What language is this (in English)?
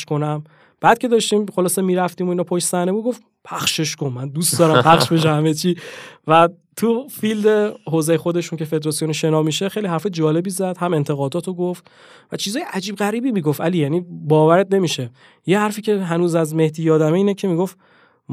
Persian